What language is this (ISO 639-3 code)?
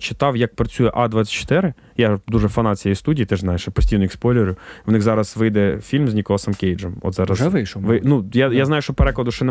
ukr